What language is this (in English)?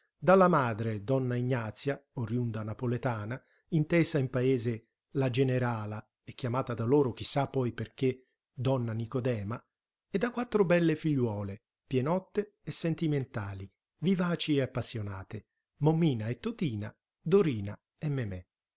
Italian